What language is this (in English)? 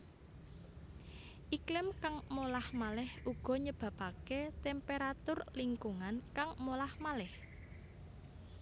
Javanese